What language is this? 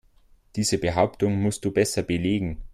German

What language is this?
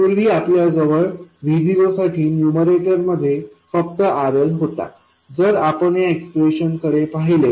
Marathi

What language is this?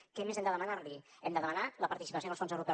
Catalan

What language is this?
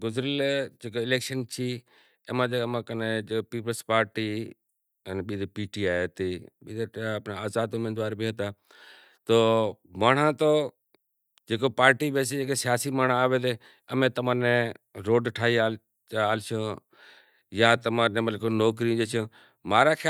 Kachi Koli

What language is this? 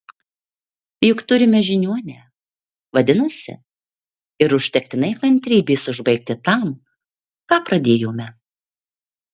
Lithuanian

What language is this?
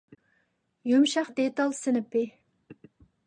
Uyghur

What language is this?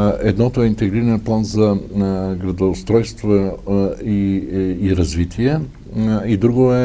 Bulgarian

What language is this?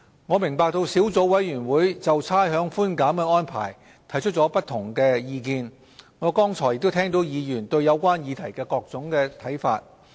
Cantonese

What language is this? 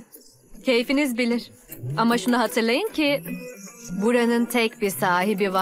Turkish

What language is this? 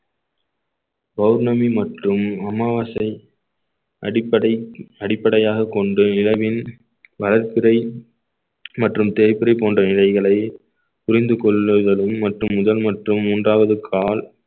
Tamil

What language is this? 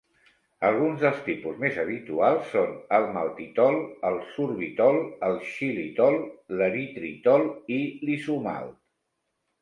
Catalan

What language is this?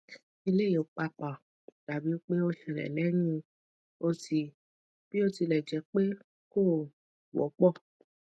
Yoruba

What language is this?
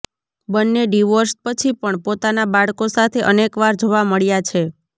Gujarati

